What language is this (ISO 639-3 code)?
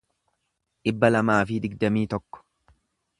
orm